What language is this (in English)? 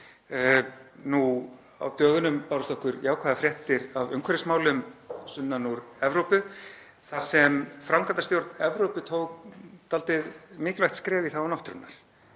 Icelandic